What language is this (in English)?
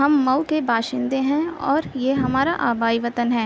Urdu